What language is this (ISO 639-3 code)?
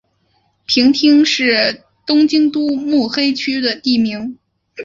zho